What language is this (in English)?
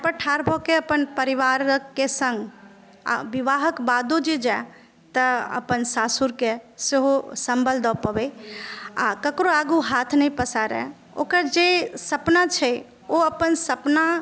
Maithili